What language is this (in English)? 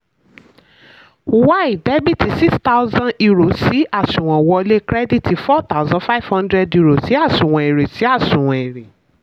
Yoruba